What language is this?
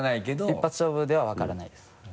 Japanese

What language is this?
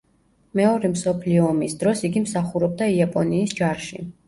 Georgian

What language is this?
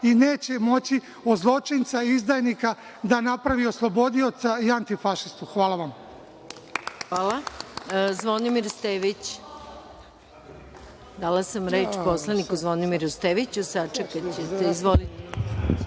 Serbian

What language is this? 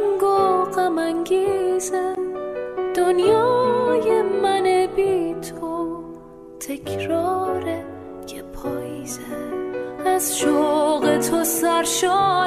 Persian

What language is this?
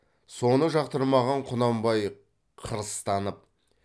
Kazakh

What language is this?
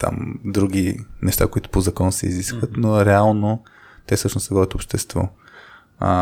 Bulgarian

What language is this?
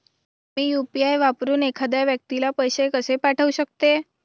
Marathi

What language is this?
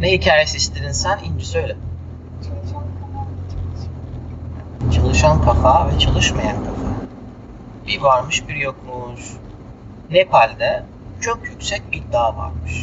Turkish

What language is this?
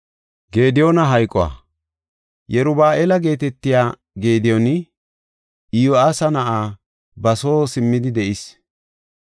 Gofa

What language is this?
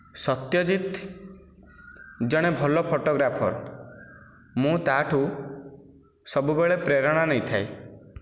Odia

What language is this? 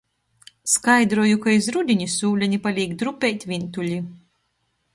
Latgalian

